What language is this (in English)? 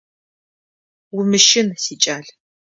Adyghe